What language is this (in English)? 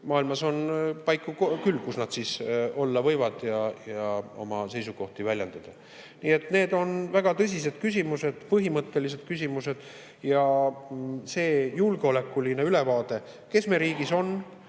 Estonian